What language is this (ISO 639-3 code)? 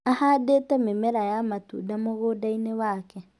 kik